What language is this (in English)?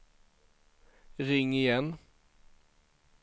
Swedish